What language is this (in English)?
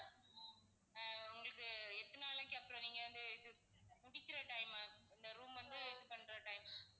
Tamil